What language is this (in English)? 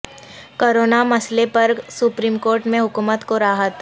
Urdu